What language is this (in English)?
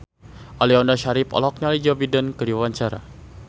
Sundanese